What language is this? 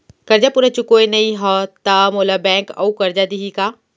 Chhattisgarhi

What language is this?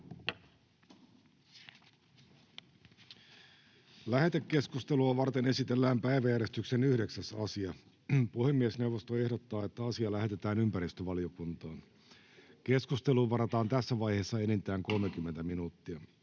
Finnish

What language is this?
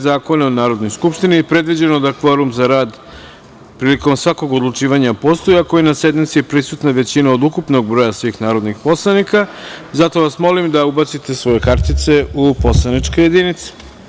Serbian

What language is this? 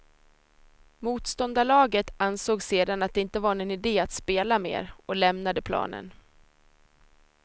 Swedish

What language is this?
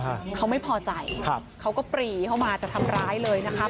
Thai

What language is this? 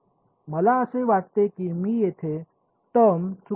Marathi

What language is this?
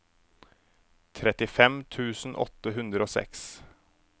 Norwegian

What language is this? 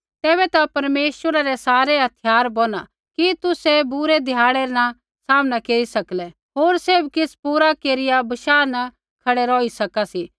Kullu Pahari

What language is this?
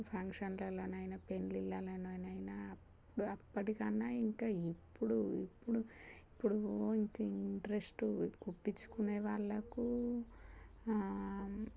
Telugu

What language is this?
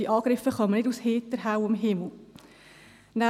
Swiss German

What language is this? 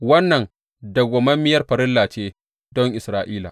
Hausa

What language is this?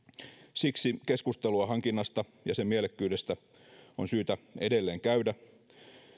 Finnish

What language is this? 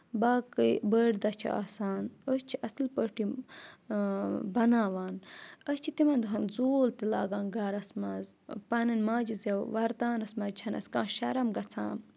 Kashmiri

